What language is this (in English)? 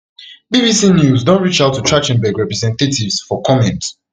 Nigerian Pidgin